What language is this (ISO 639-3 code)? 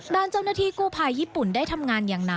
tha